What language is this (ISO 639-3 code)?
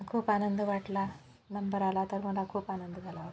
mar